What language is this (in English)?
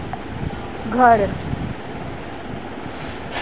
Sindhi